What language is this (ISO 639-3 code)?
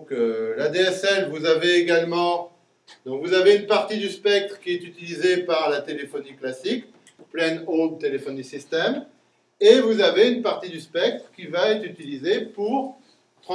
fra